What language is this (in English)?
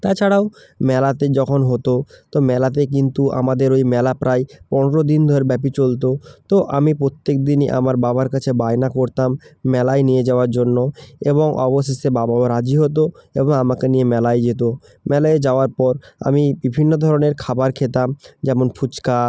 Bangla